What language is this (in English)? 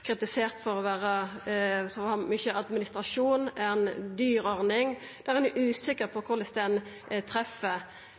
Norwegian Nynorsk